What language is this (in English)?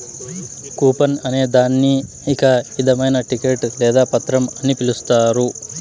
Telugu